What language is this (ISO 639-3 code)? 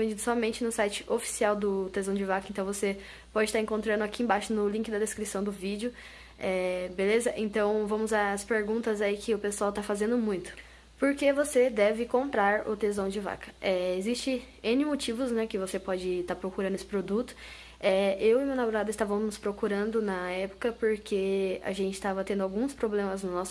por